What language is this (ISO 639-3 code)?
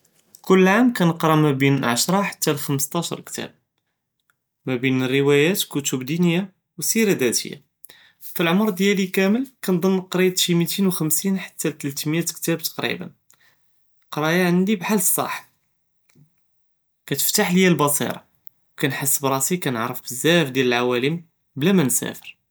jrb